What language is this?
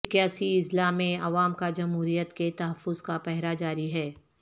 Urdu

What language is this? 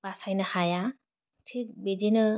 Bodo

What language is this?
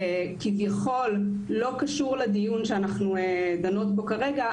Hebrew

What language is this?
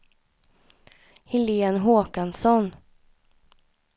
Swedish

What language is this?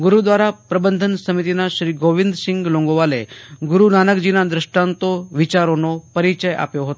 Gujarati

